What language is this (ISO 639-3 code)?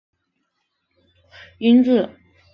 zho